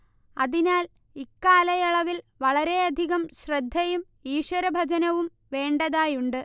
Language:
Malayalam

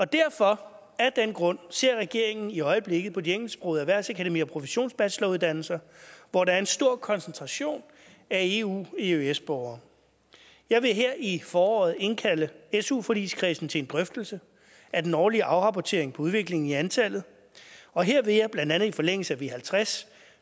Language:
Danish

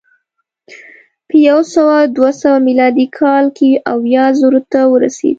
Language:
Pashto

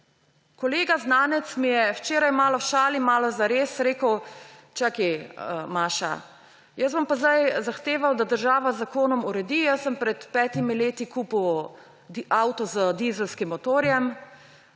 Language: Slovenian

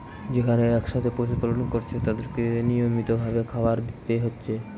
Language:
Bangla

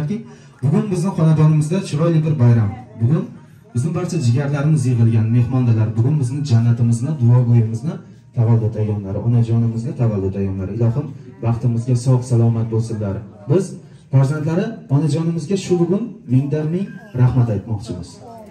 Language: Turkish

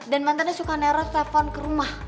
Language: Indonesian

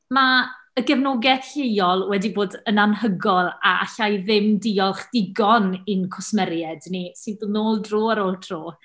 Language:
Welsh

